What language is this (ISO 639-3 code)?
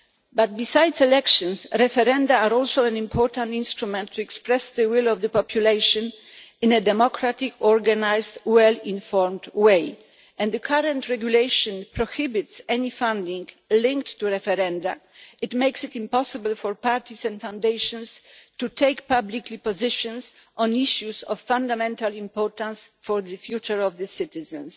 eng